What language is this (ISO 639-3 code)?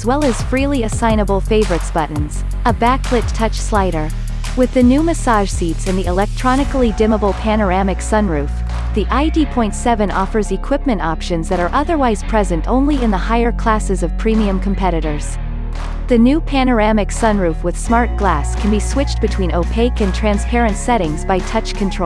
eng